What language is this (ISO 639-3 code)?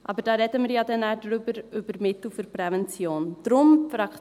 gsw